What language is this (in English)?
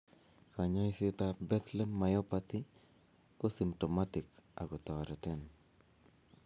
Kalenjin